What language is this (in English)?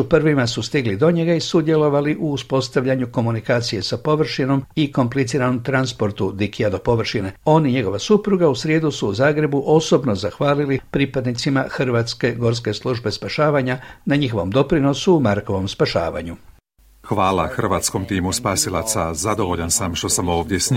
Croatian